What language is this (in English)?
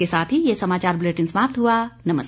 Hindi